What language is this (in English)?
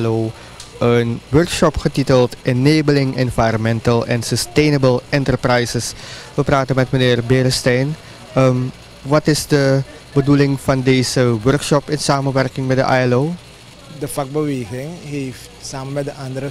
Dutch